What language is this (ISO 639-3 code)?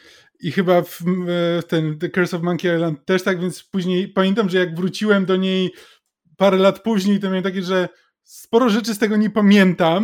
pol